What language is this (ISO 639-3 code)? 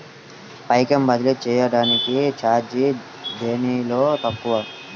tel